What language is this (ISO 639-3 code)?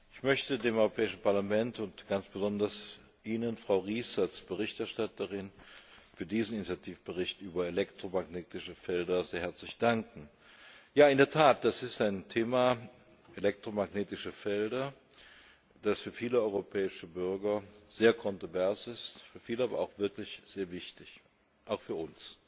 deu